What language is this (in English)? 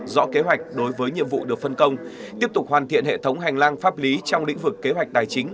Vietnamese